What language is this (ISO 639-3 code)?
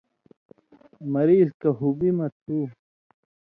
mvy